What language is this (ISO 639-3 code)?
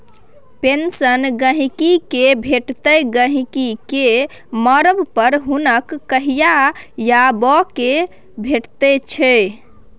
mai